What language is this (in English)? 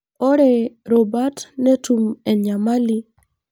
Masai